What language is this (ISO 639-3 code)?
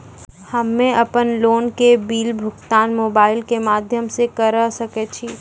mai